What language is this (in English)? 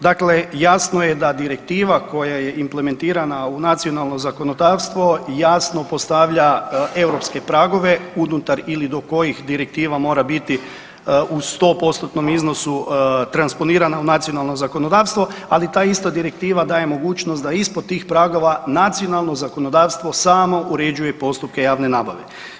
Croatian